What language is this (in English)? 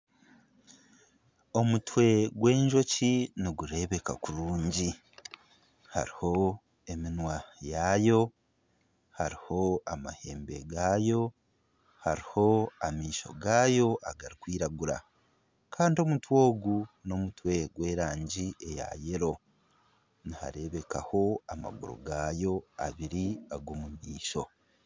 Nyankole